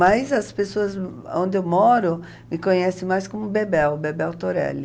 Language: Portuguese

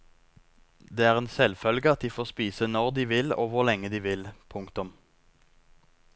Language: Norwegian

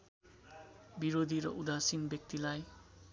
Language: Nepali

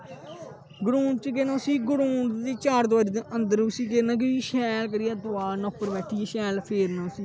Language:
Dogri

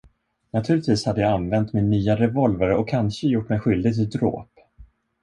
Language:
Swedish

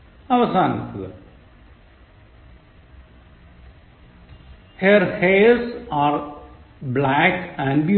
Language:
Malayalam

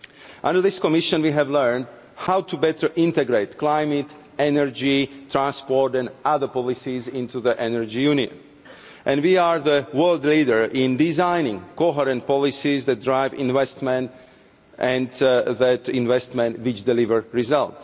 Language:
English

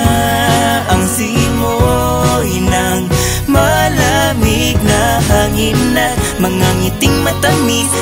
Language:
Thai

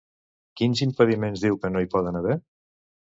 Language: Catalan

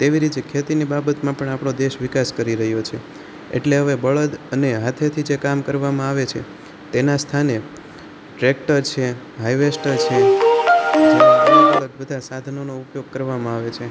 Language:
Gujarati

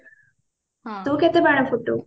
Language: Odia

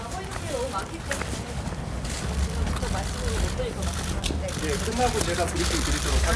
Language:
Korean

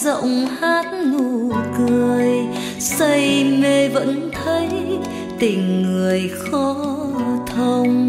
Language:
Vietnamese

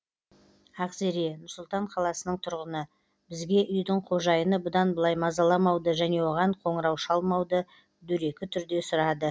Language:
Kazakh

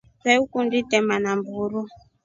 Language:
Rombo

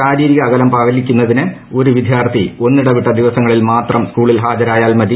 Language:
Malayalam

